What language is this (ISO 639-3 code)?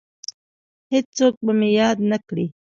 pus